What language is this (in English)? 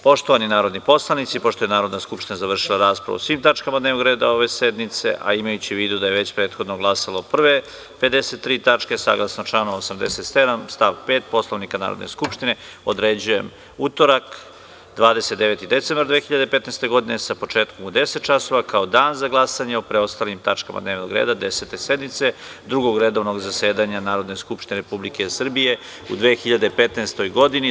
Serbian